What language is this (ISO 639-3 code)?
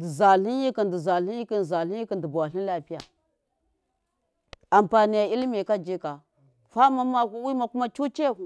mkf